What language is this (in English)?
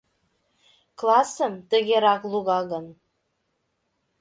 Mari